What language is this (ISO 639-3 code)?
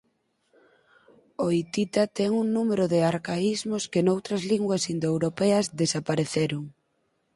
glg